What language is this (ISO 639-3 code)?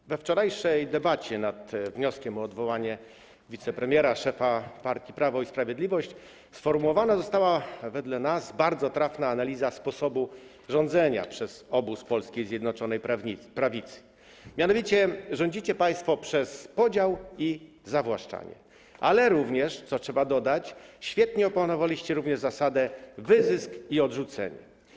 pol